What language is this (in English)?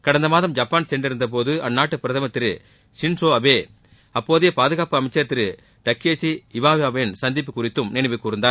Tamil